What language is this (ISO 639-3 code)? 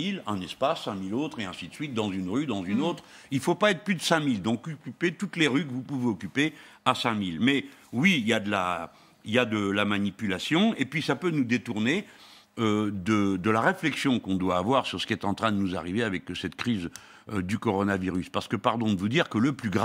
fra